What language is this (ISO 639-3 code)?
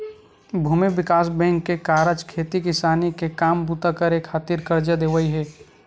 hne